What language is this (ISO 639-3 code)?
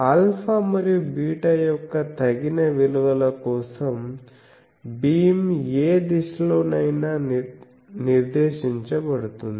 tel